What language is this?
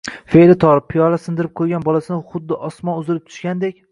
Uzbek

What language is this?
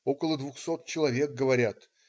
Russian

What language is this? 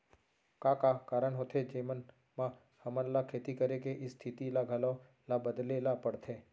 Chhattisgarhi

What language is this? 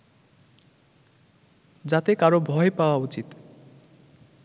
Bangla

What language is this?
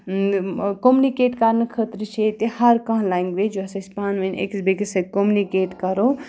Kashmiri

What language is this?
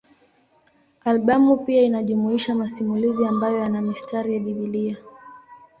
Swahili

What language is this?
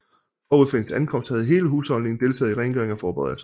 Danish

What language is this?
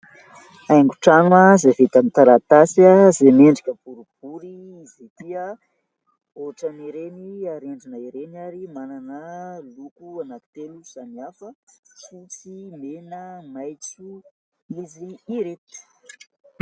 Malagasy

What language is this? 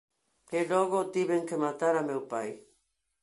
Galician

